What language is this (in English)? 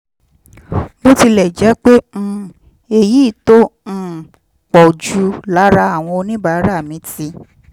Yoruba